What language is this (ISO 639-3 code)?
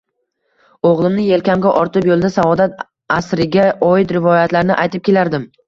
uzb